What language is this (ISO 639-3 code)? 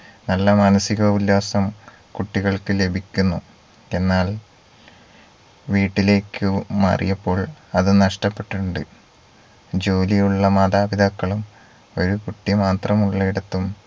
mal